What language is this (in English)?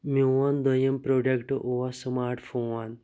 Kashmiri